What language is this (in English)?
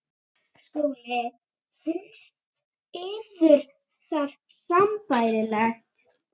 Icelandic